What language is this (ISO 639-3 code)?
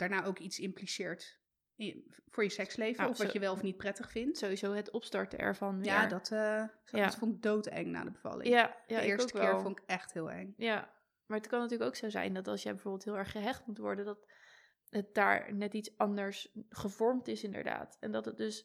nld